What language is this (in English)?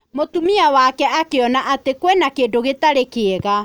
Kikuyu